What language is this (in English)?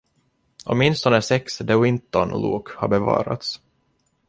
Swedish